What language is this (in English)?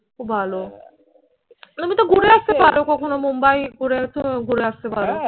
Bangla